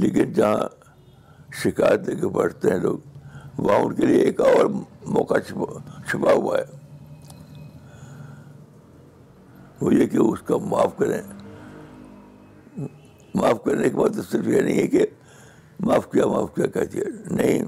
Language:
Urdu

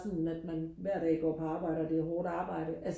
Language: Danish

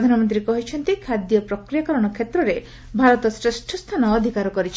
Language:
Odia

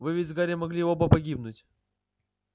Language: Russian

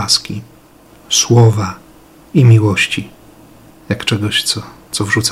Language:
Polish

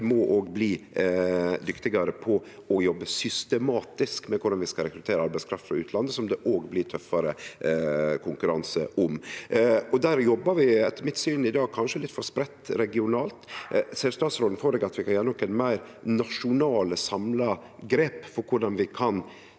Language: Norwegian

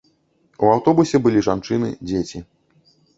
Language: Belarusian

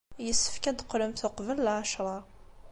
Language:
Kabyle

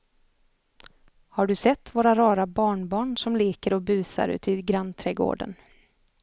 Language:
Swedish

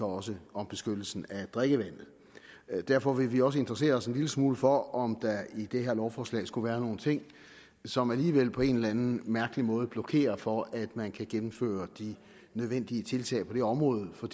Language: Danish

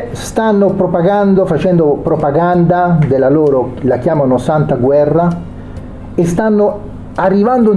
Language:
Italian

